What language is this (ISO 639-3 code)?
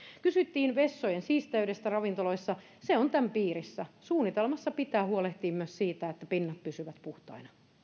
fin